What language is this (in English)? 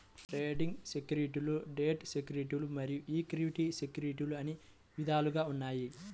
Telugu